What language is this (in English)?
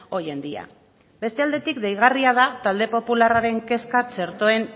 Basque